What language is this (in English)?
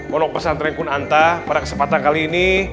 Indonesian